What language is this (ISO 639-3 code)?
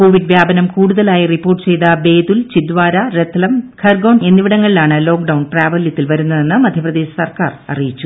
mal